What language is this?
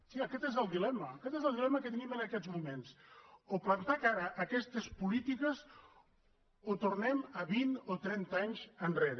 Catalan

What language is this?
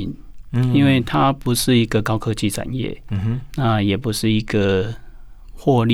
Chinese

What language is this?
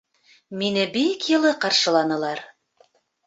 Bashkir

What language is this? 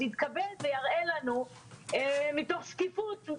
Hebrew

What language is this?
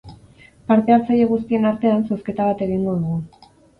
Basque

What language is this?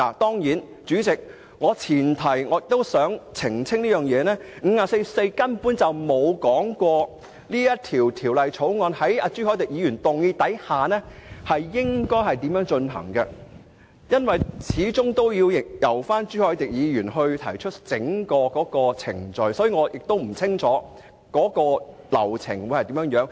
Cantonese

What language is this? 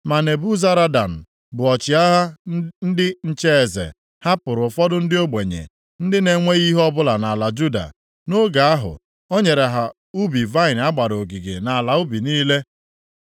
Igbo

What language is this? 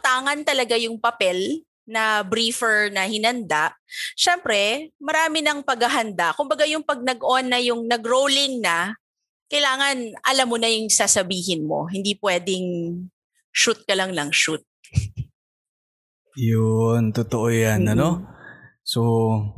Filipino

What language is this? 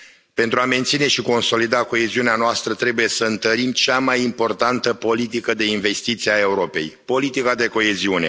Romanian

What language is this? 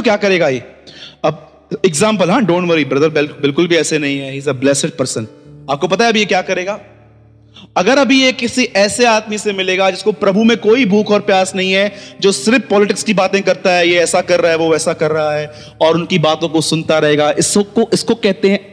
Hindi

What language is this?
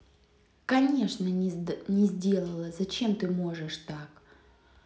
Russian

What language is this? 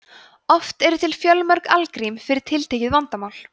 Icelandic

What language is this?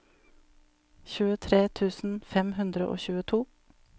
Norwegian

